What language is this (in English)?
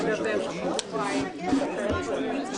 Hebrew